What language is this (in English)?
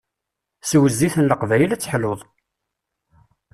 Kabyle